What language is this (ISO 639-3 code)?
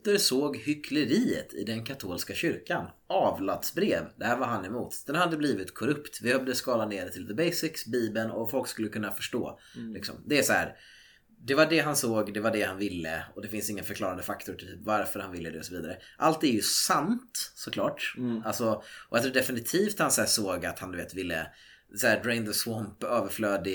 swe